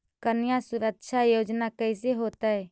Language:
Magahi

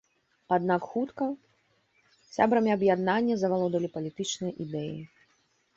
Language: Belarusian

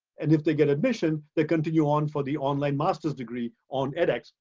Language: English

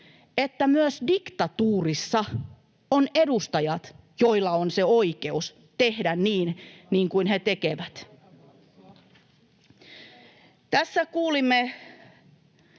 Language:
Finnish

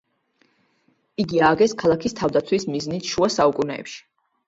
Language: Georgian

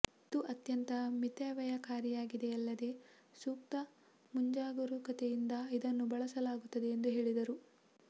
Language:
Kannada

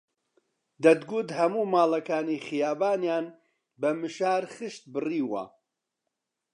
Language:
Central Kurdish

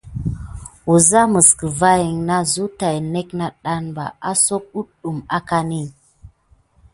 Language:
Gidar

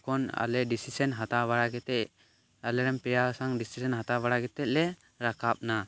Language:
Santali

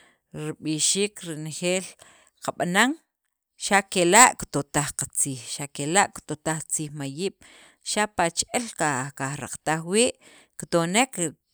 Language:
Sacapulteco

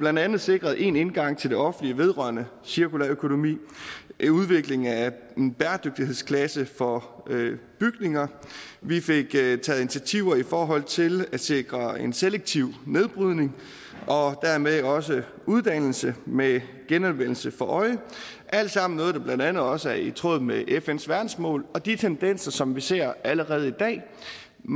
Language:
Danish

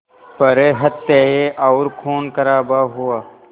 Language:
Hindi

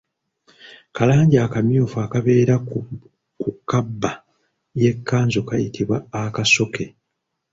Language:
Ganda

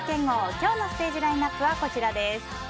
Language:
Japanese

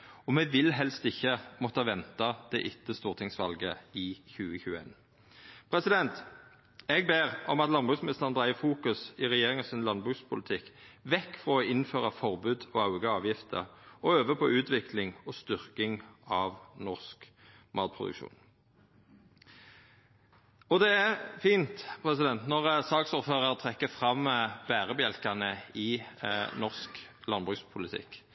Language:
Norwegian Nynorsk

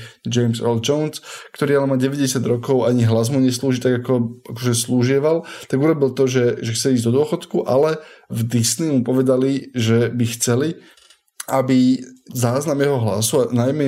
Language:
Slovak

